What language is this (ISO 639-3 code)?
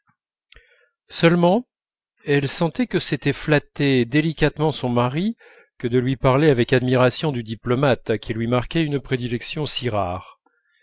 fra